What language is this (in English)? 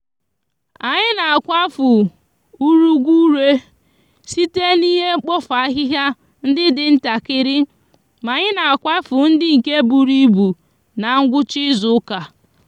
Igbo